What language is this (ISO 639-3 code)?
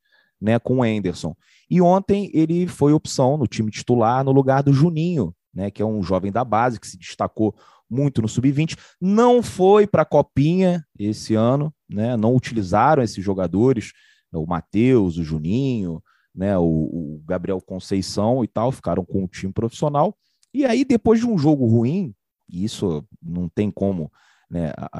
por